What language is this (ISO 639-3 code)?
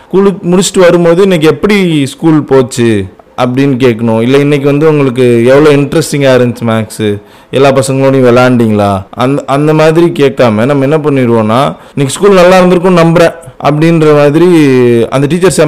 tam